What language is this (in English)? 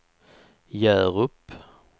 Swedish